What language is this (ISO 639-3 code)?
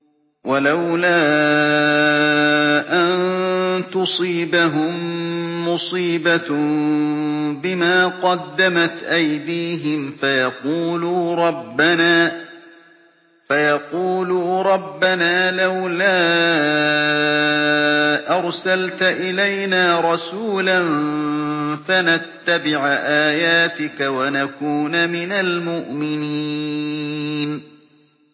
ara